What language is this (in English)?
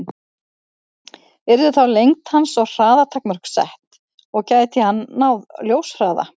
Icelandic